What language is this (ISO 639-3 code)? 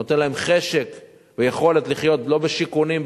heb